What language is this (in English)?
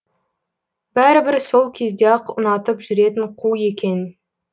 Kazakh